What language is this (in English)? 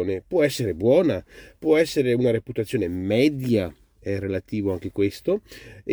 Italian